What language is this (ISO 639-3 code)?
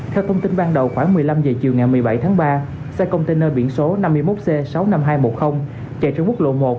vie